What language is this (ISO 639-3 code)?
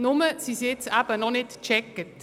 gsw